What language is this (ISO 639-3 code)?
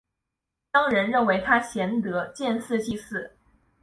zho